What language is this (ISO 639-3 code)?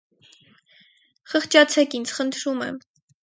hye